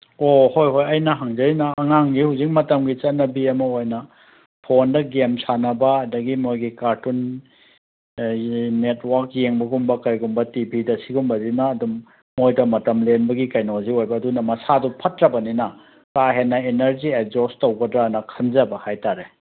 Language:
Manipuri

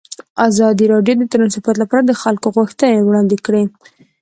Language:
Pashto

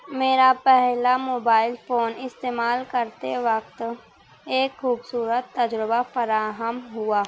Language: Urdu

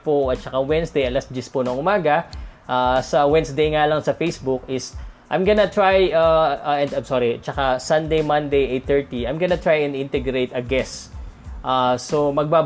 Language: Filipino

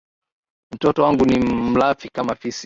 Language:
Swahili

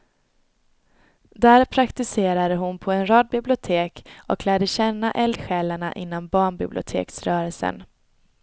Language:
Swedish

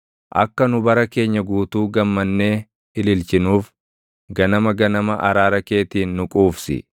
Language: Oromo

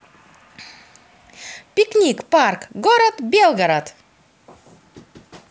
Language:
Russian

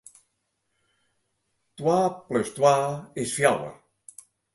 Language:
Western Frisian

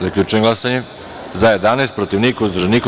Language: Serbian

